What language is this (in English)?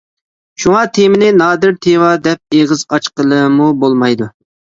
Uyghur